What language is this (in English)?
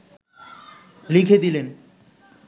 Bangla